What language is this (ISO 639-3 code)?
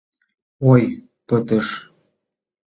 chm